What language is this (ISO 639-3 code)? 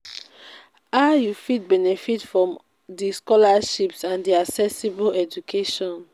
pcm